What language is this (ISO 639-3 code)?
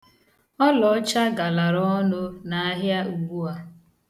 ibo